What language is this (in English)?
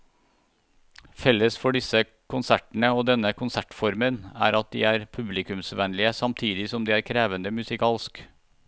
Norwegian